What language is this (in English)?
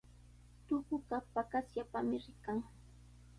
Sihuas Ancash Quechua